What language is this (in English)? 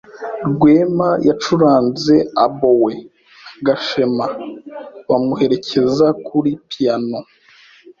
Kinyarwanda